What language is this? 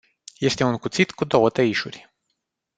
Romanian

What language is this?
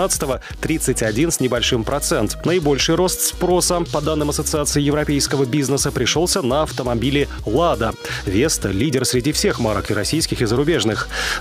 Russian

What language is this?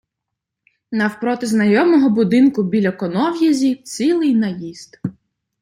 Ukrainian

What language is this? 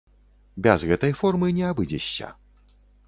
Belarusian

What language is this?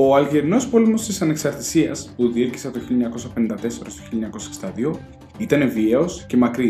Greek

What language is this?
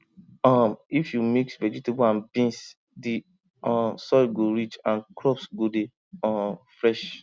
Nigerian Pidgin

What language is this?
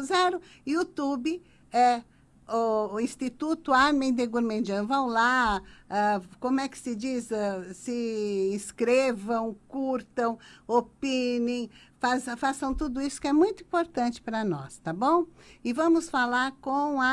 Portuguese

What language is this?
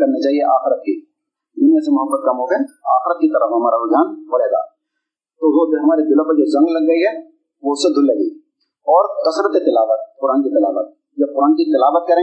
Urdu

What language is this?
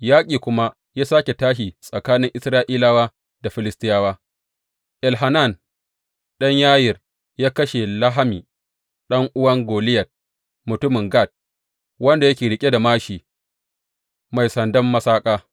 Hausa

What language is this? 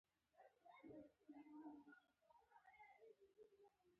Pashto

